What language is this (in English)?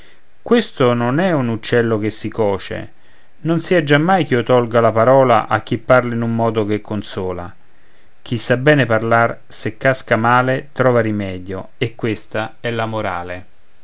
Italian